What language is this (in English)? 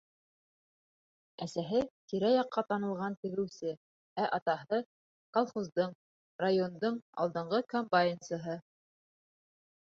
Bashkir